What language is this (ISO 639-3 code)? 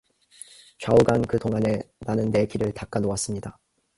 kor